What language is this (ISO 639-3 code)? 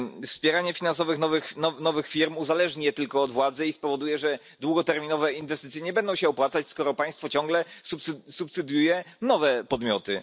pol